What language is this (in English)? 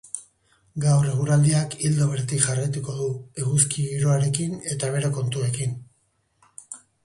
Basque